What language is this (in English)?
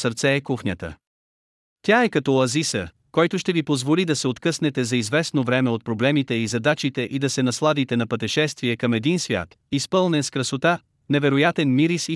Bulgarian